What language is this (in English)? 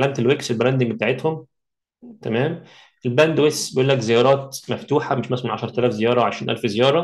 Arabic